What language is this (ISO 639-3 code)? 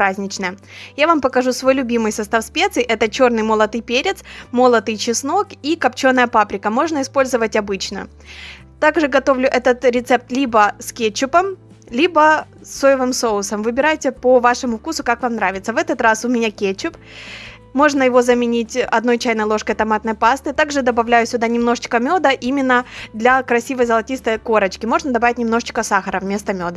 rus